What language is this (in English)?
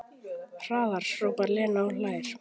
Icelandic